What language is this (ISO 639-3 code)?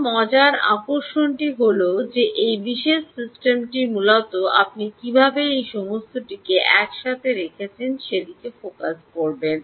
ben